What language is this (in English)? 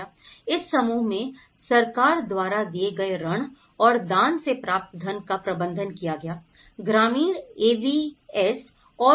Hindi